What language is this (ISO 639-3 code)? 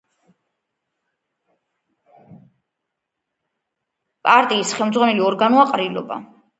kat